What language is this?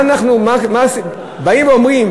Hebrew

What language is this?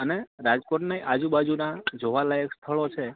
Gujarati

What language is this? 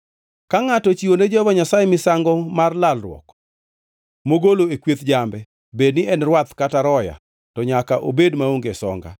Luo (Kenya and Tanzania)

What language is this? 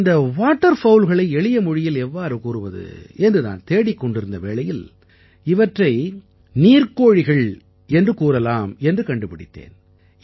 Tamil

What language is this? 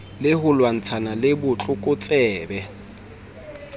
Southern Sotho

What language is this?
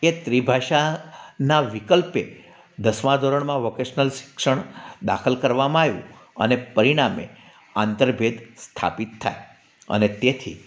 Gujarati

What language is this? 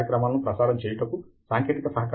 Telugu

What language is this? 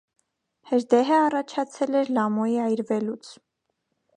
Armenian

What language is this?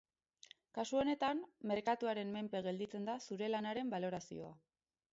Basque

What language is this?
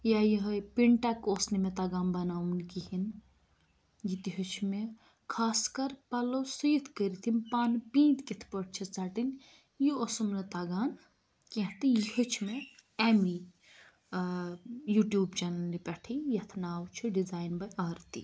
Kashmiri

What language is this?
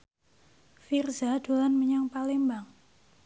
Javanese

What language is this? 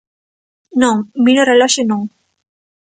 Galician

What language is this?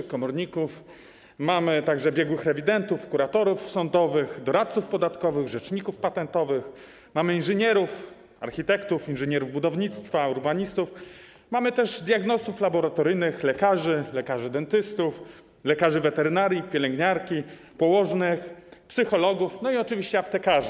Polish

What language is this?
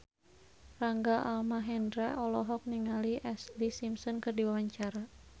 Sundanese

